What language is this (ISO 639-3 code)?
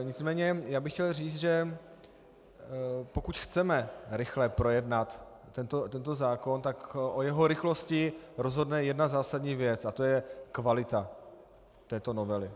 ces